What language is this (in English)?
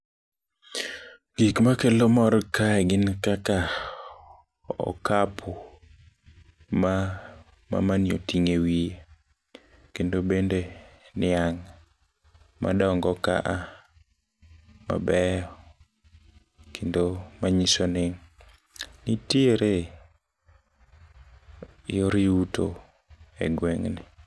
Luo (Kenya and Tanzania)